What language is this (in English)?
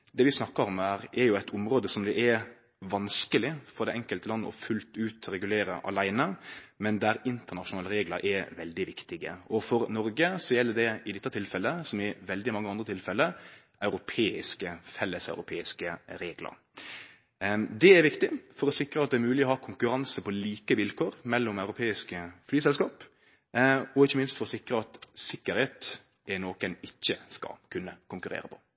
Norwegian Nynorsk